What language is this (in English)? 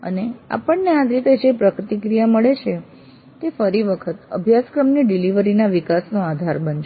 Gujarati